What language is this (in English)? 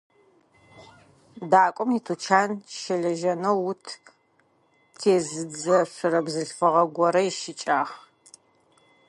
Adyghe